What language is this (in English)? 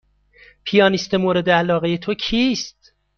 Persian